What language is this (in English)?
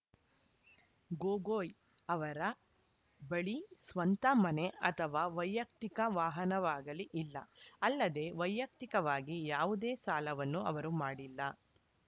Kannada